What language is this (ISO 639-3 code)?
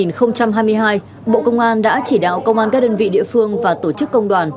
vie